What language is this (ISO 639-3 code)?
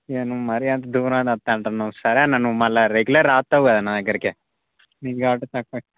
tel